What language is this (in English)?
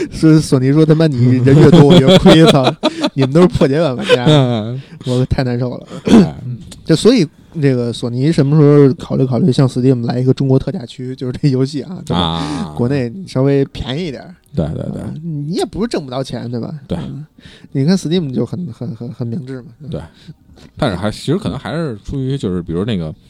Chinese